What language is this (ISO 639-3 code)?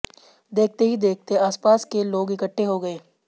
hin